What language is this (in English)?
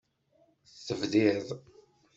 Kabyle